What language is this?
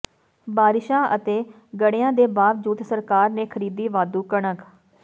Punjabi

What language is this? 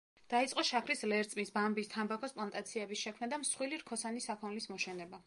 Georgian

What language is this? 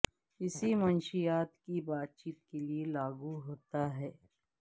Urdu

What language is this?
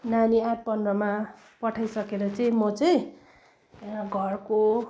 Nepali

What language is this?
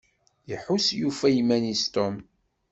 Kabyle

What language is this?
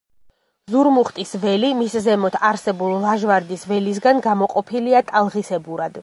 Georgian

